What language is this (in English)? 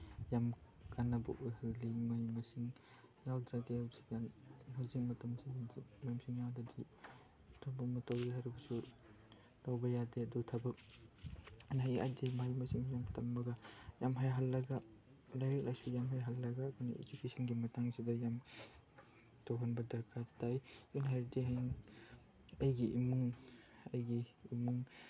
Manipuri